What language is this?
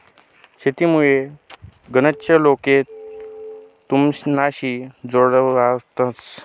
Marathi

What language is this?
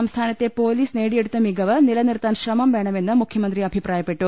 Malayalam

